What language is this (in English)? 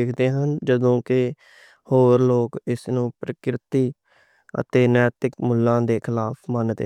Western Panjabi